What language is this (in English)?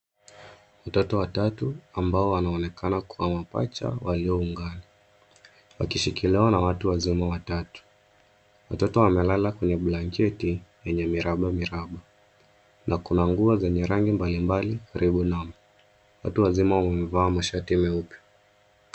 Swahili